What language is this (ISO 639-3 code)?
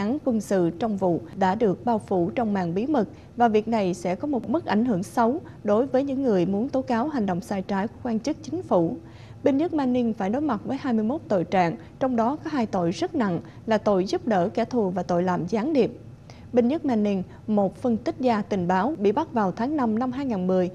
vie